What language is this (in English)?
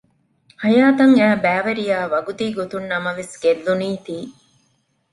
Divehi